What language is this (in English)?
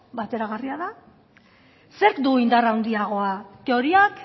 Basque